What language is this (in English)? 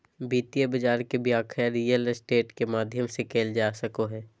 Magahi